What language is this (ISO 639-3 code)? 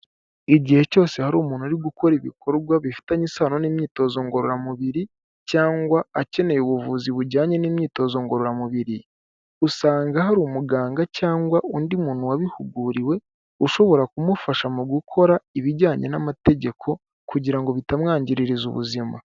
kin